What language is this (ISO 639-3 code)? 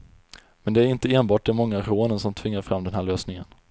swe